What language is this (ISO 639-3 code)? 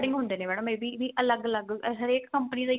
pan